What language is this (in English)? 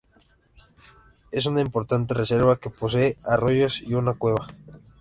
Spanish